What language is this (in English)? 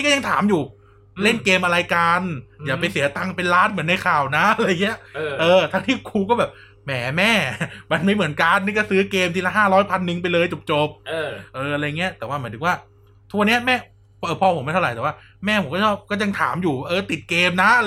Thai